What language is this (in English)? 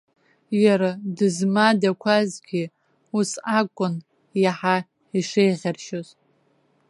Abkhazian